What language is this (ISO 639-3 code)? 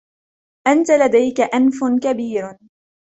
ara